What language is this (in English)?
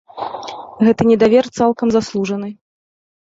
Belarusian